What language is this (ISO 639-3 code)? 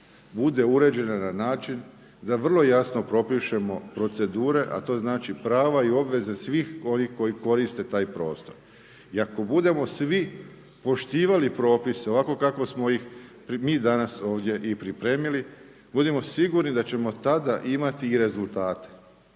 hrv